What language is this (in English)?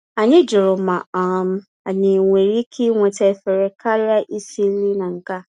Igbo